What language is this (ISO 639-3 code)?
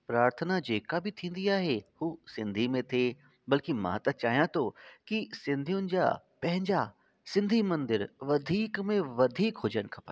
snd